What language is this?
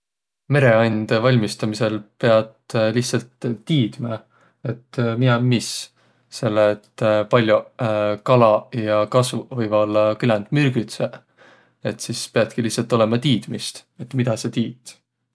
Võro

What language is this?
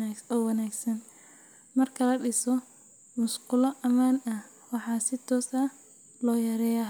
Somali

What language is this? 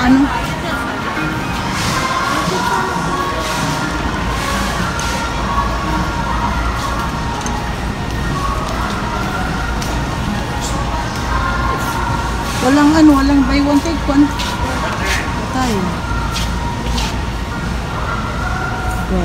Filipino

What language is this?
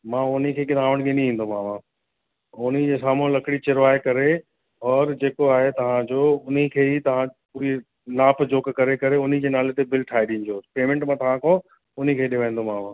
Sindhi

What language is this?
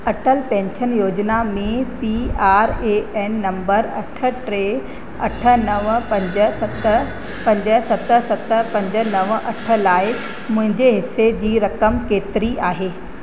Sindhi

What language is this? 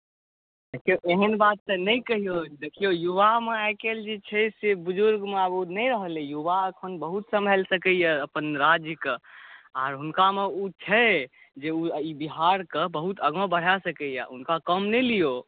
Maithili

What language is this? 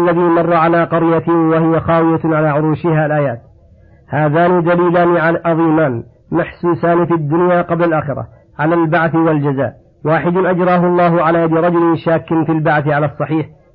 Arabic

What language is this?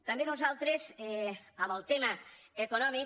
Catalan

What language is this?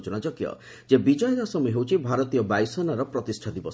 Odia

